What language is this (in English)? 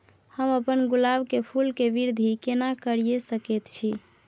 Maithili